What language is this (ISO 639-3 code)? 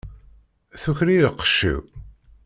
kab